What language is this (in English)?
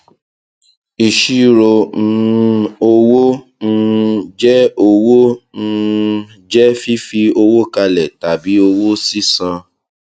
Yoruba